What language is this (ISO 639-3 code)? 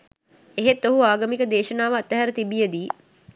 sin